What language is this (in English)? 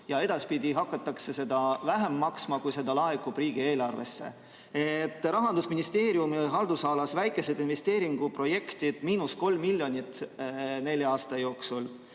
Estonian